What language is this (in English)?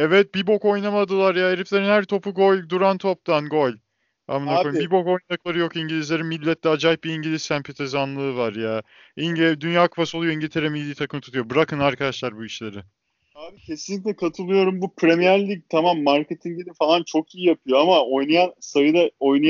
Turkish